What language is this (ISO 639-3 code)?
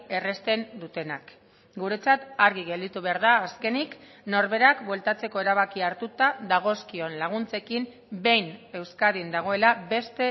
eus